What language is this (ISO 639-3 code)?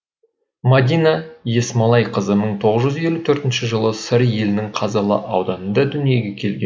kaz